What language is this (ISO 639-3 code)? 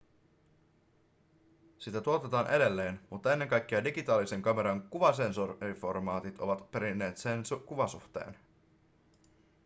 fin